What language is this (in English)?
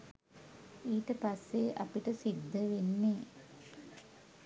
Sinhala